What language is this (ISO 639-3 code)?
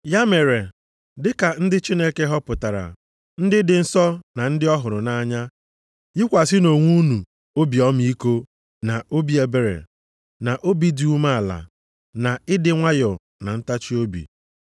ibo